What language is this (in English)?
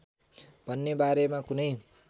Nepali